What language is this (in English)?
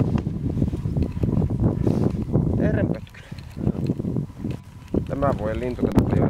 Finnish